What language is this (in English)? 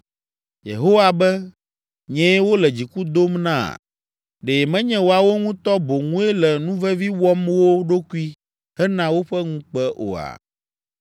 Ewe